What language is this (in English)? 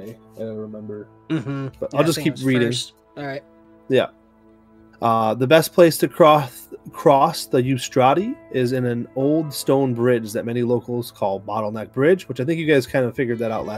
English